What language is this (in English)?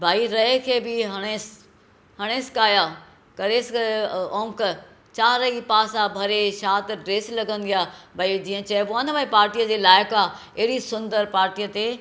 Sindhi